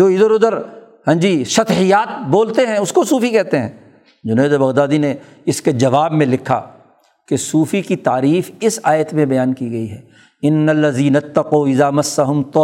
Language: Urdu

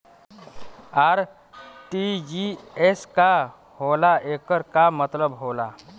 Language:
Bhojpuri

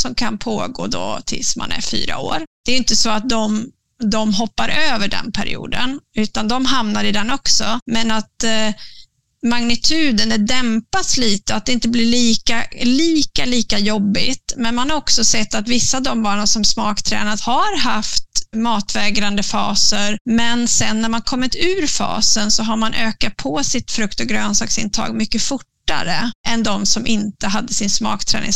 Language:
Swedish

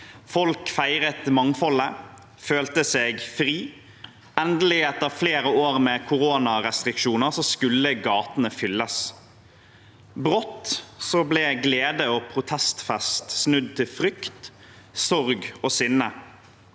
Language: Norwegian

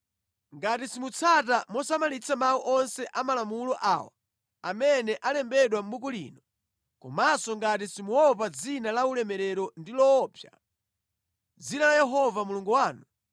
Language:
Nyanja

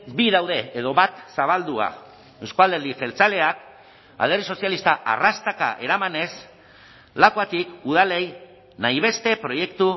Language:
Basque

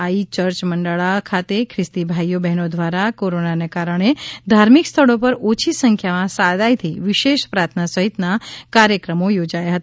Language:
Gujarati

